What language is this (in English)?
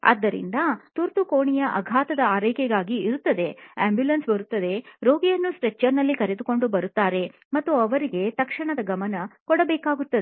Kannada